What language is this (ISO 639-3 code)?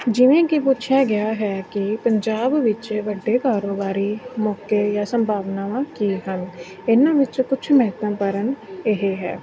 pan